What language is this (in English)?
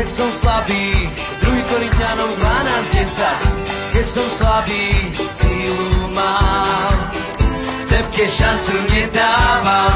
Slovak